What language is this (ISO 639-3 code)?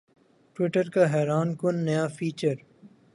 urd